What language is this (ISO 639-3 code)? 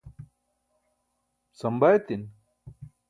bsk